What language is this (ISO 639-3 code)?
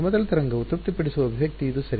kan